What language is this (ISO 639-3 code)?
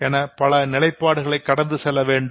tam